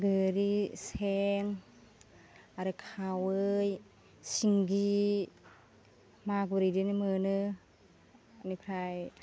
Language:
Bodo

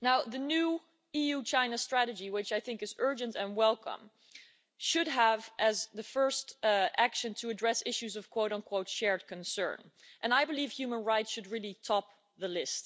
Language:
English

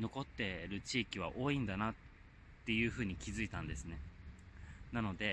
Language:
Japanese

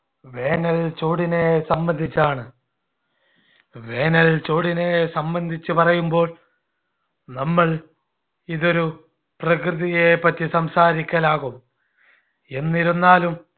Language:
Malayalam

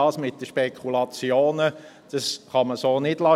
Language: Swiss German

